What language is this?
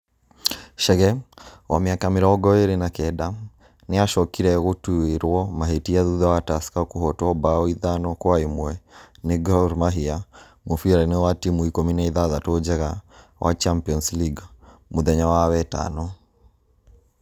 Kikuyu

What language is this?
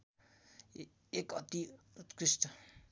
Nepali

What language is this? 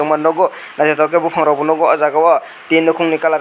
Kok Borok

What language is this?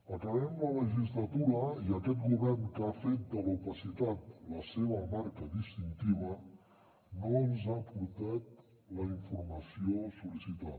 Catalan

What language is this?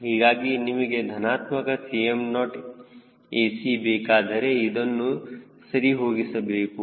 Kannada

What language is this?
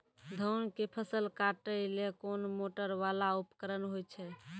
Maithili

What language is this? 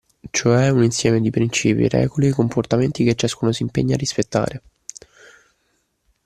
Italian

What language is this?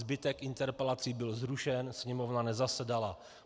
Czech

